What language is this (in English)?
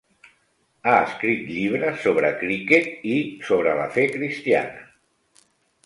Catalan